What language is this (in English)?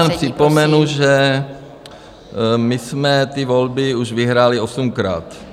Czech